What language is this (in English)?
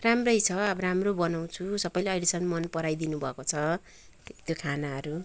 Nepali